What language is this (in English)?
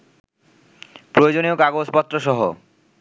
Bangla